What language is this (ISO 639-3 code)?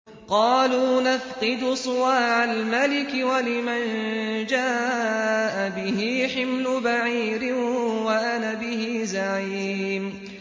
ara